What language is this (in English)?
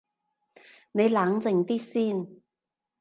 Cantonese